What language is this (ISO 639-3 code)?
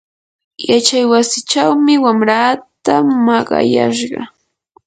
qur